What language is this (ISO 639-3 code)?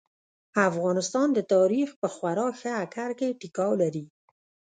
pus